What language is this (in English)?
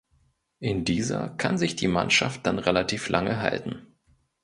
German